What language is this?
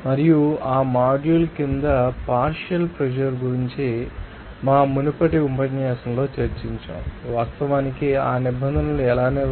Telugu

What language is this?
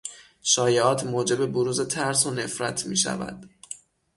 Persian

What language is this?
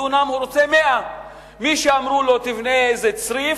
Hebrew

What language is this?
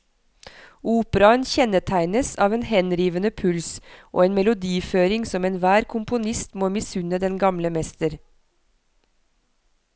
Norwegian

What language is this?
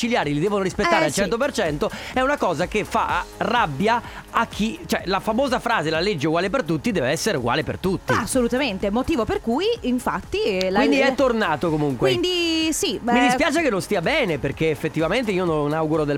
Italian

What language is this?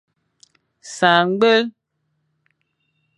Fang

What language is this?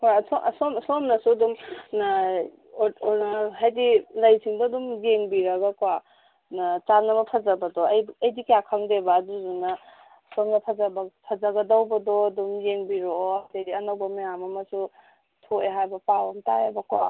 Manipuri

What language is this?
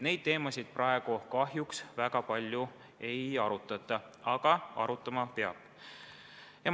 Estonian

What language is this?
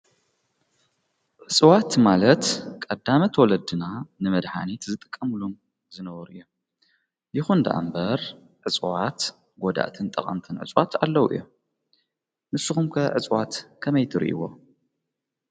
Tigrinya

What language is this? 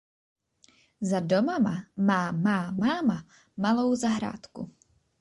Czech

